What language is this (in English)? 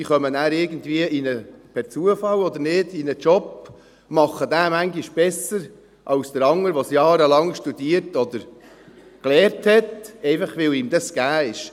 Swiss German